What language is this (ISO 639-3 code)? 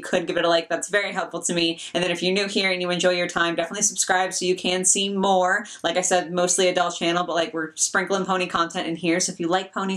eng